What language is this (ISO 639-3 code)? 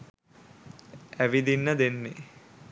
sin